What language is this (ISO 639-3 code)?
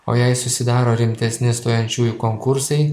lit